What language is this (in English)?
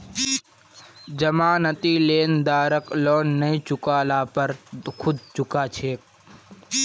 Magahi